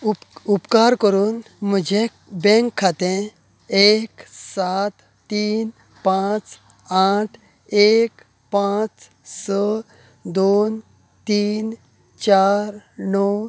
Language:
Konkani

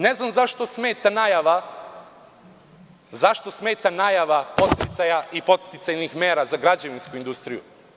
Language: Serbian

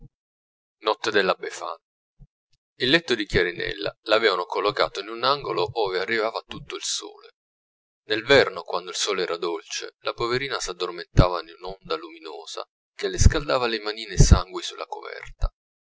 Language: Italian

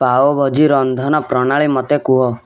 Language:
Odia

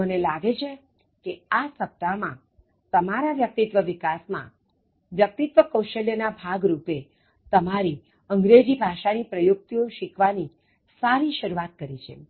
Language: Gujarati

